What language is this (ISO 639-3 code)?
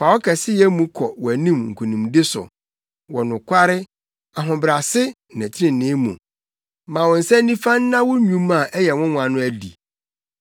aka